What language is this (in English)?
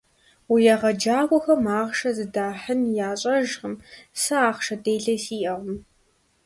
Kabardian